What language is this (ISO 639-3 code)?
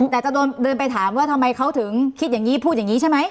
tha